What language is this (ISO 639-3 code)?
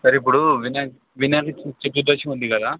tel